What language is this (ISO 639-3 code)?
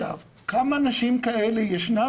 heb